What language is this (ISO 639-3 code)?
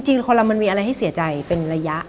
tha